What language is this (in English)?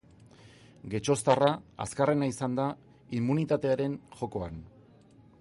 Basque